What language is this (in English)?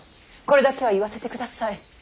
Japanese